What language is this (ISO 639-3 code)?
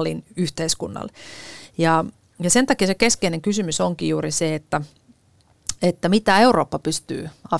fin